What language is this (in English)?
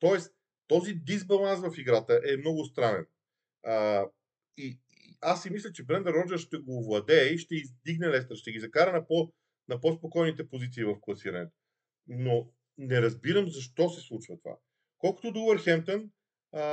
Bulgarian